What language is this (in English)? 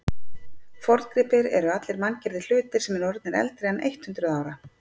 Icelandic